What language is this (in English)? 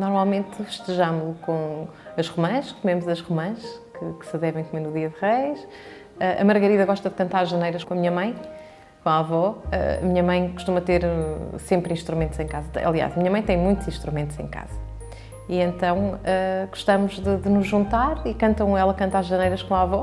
Portuguese